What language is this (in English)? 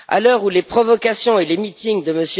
French